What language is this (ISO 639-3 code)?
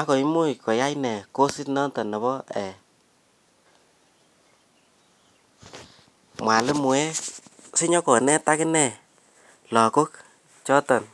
kln